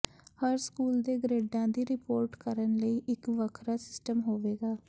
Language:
Punjabi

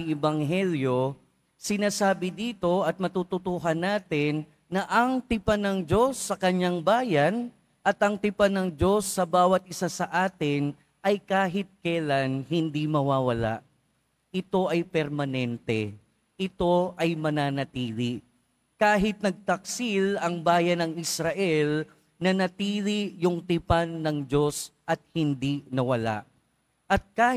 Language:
Filipino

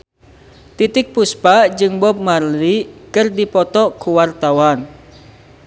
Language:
Sundanese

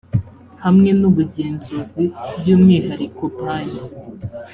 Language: Kinyarwanda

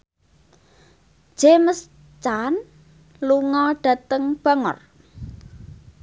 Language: Javanese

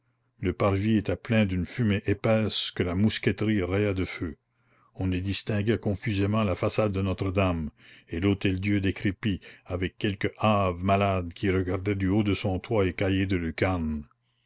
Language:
French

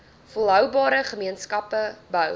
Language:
Afrikaans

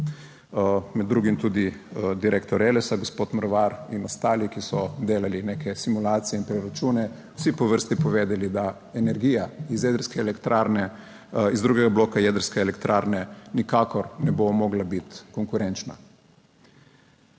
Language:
Slovenian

